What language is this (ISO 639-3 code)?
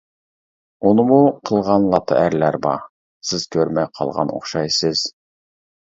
uig